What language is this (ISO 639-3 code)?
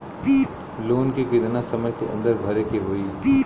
bho